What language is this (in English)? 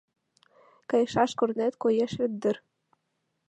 Mari